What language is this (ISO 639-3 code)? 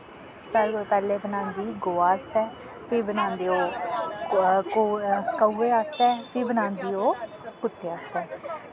doi